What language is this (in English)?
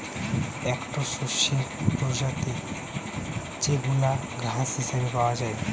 Bangla